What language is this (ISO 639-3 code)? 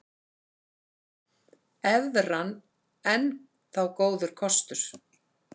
isl